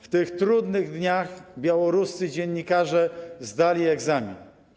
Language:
Polish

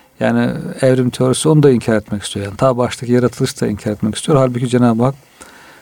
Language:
Turkish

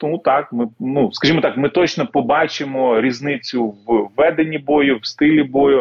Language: Ukrainian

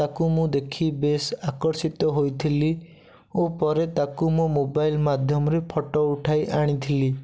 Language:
Odia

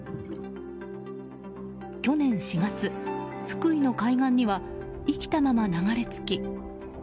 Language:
Japanese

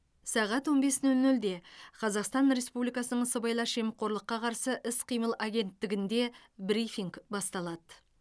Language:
Kazakh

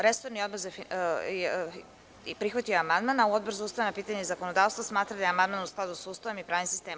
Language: Serbian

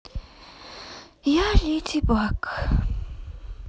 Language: Russian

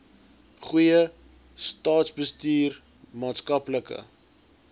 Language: Afrikaans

